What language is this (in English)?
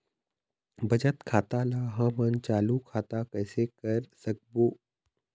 Chhattisgarhi